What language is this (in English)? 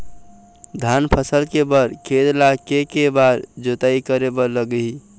Chhattisgarhi